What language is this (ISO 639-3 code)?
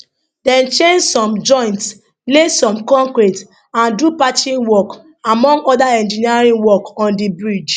pcm